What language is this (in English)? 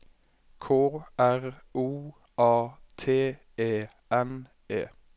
Norwegian